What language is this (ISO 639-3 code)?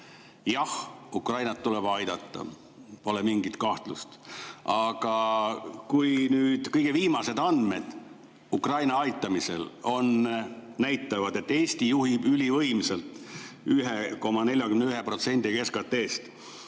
est